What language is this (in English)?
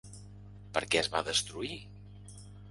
Catalan